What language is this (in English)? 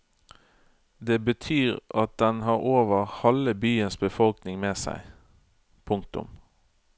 Norwegian